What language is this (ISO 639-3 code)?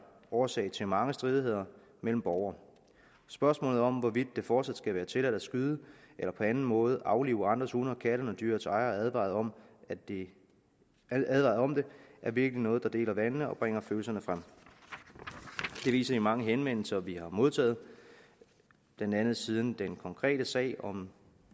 dan